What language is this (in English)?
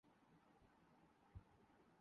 Urdu